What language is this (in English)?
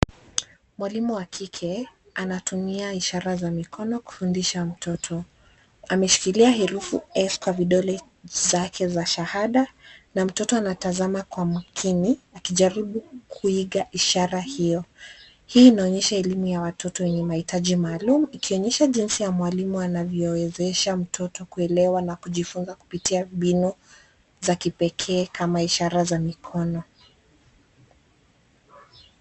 Swahili